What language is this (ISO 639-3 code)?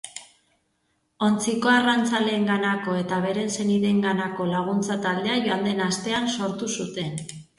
eus